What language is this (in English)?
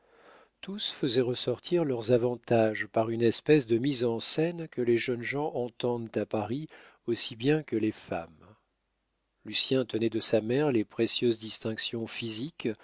French